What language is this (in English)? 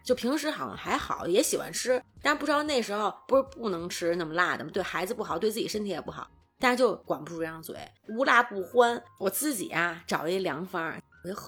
Chinese